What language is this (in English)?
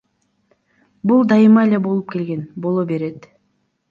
Kyrgyz